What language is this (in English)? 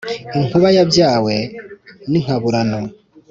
Kinyarwanda